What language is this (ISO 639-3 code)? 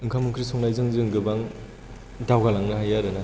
brx